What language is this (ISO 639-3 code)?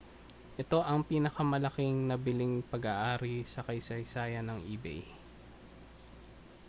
fil